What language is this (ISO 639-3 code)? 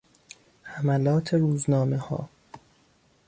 fas